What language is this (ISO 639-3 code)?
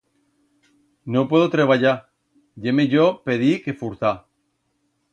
arg